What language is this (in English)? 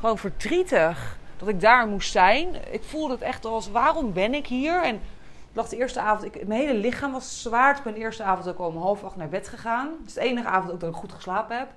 Dutch